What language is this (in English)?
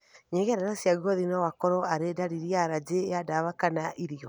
Kikuyu